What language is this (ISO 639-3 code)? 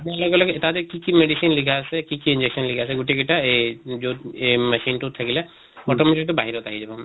asm